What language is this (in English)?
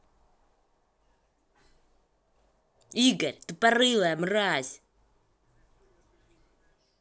Russian